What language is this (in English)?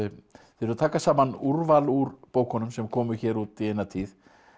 Icelandic